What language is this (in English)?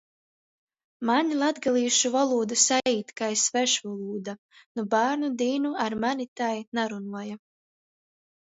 Latgalian